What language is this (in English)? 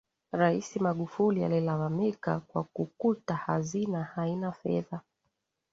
Swahili